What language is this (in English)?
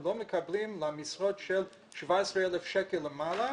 Hebrew